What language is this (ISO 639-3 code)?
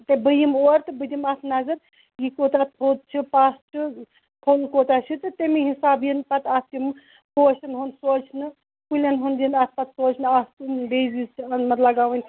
kas